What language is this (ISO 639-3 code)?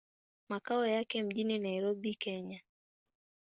swa